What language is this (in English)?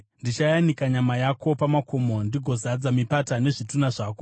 Shona